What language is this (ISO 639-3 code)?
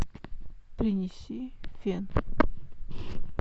rus